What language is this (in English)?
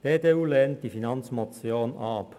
Swiss German